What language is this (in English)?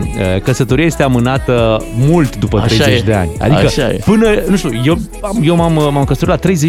Romanian